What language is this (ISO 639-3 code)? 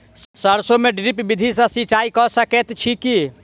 mai